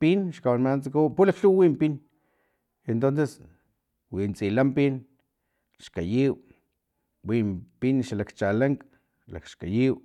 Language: Filomena Mata-Coahuitlán Totonac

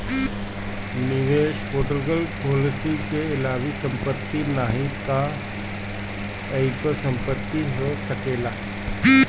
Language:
Bhojpuri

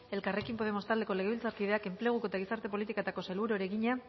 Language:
Basque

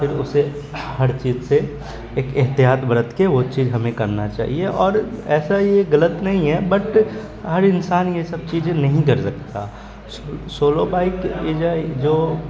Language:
Urdu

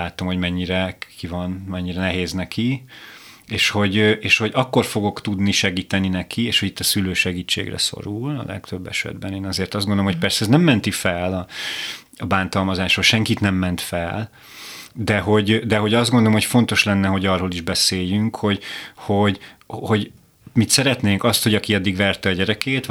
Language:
Hungarian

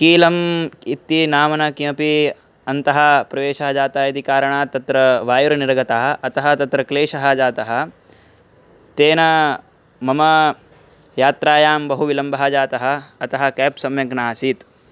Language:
Sanskrit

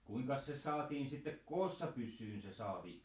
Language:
Finnish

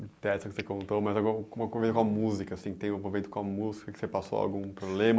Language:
Portuguese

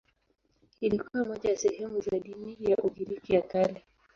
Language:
Swahili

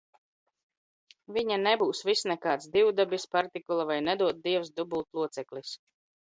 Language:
Latvian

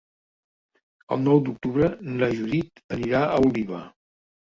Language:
Catalan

